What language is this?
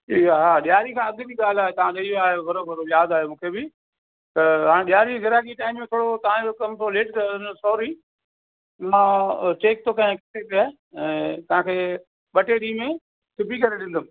Sindhi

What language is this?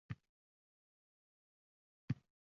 Uzbek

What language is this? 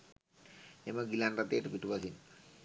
Sinhala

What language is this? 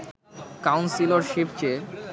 Bangla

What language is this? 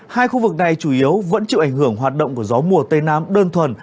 Vietnamese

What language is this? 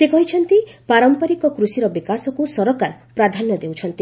Odia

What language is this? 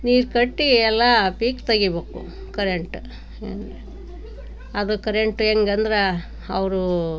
Kannada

